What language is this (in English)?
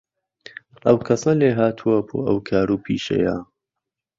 Central Kurdish